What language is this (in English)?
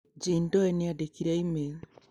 Kikuyu